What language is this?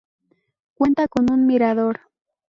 Spanish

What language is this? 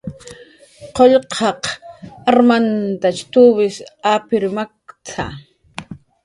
Jaqaru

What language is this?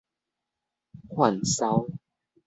Min Nan Chinese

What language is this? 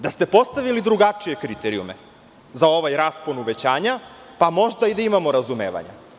Serbian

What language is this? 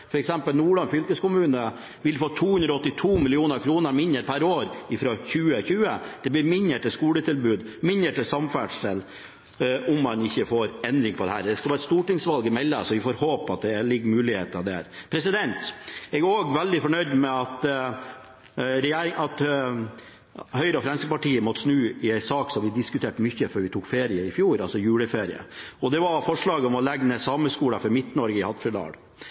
Norwegian Bokmål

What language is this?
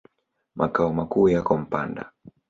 Swahili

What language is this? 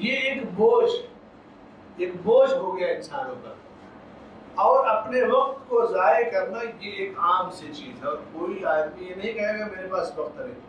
Russian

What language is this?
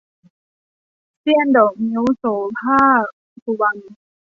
Thai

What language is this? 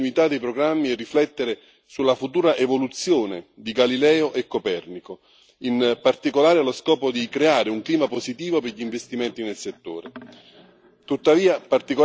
Italian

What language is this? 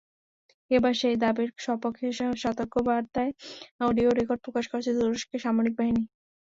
Bangla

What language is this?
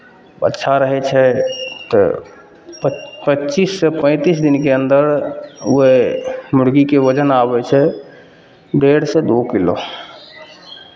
Maithili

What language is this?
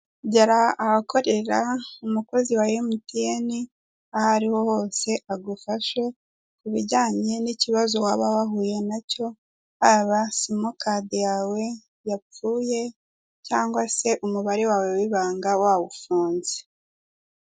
Kinyarwanda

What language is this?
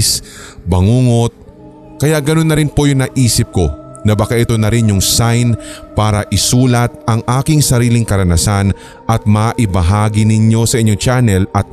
Filipino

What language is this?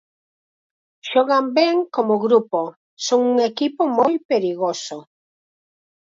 Galician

